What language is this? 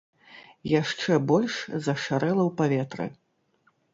Belarusian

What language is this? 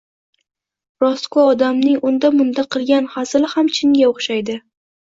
Uzbek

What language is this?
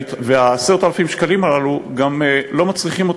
Hebrew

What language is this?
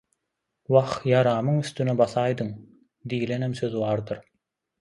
Turkmen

